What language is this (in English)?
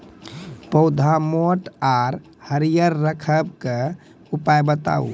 Maithili